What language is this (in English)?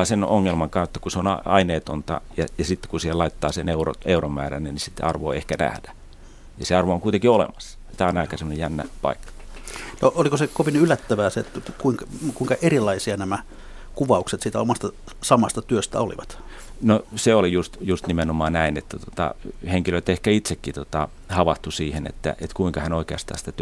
Finnish